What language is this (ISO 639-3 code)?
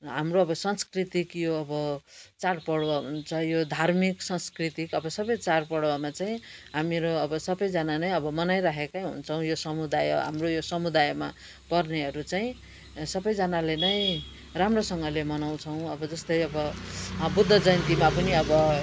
nep